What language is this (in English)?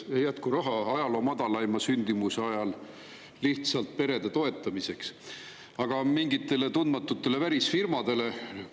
Estonian